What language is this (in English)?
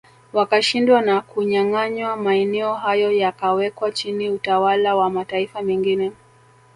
Swahili